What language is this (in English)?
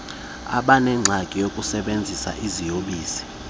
Xhosa